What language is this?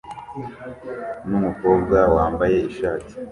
Kinyarwanda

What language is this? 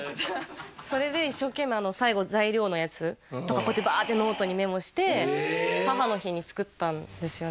Japanese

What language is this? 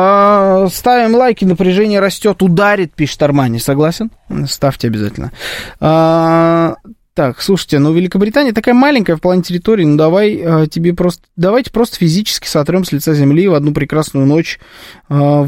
Russian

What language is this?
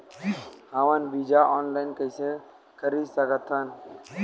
Chhattisgarhi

